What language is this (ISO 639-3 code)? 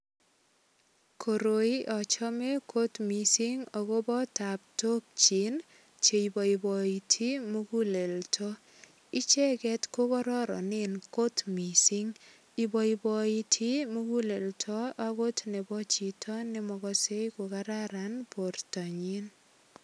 kln